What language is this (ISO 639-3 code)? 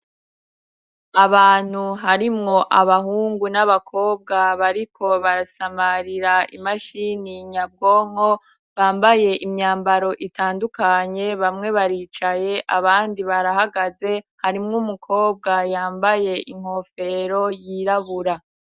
run